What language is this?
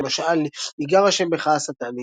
Hebrew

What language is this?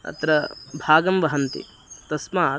Sanskrit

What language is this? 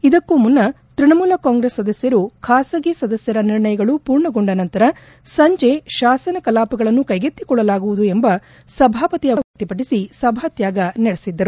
Kannada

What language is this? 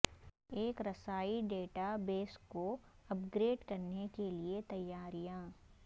Urdu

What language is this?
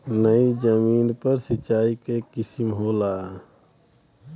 Bhojpuri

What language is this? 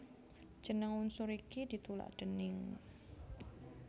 Javanese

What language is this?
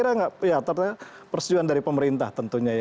Indonesian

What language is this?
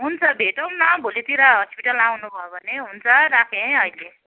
Nepali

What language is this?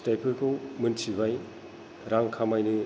Bodo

